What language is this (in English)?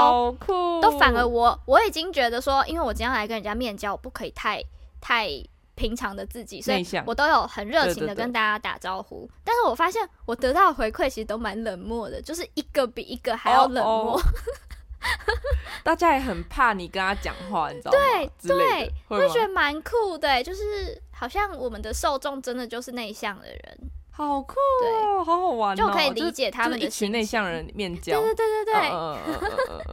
Chinese